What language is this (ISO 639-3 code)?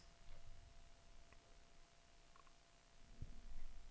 dan